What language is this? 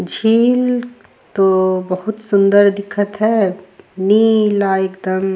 Surgujia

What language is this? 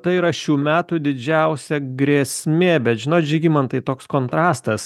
Lithuanian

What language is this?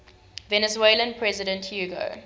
English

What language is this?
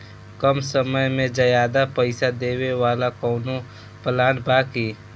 Bhojpuri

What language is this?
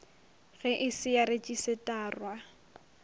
Northern Sotho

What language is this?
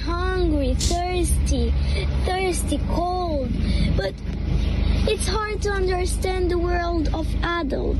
Romanian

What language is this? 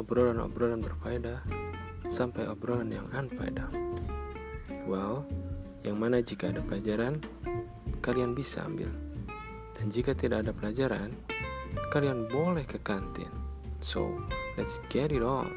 Indonesian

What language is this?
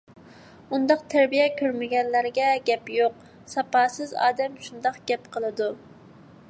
Uyghur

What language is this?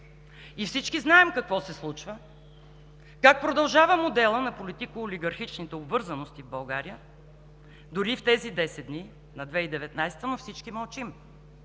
Bulgarian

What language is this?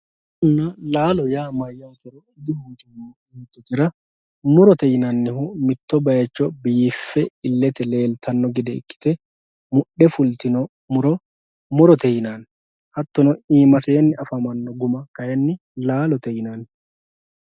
Sidamo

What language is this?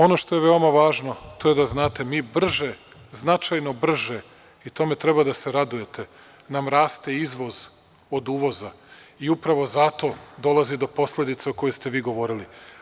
Serbian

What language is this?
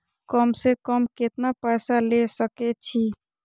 Maithili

